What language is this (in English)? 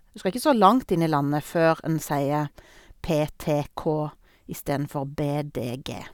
Norwegian